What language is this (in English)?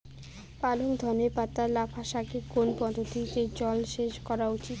Bangla